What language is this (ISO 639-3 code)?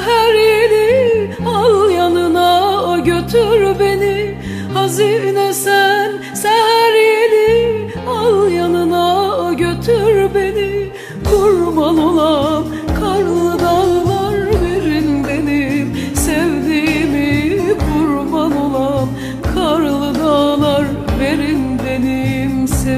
tur